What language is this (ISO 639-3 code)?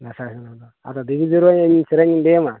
sat